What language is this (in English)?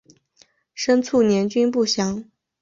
Chinese